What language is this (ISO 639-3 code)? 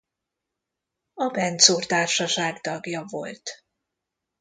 hun